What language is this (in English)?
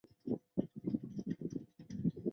Chinese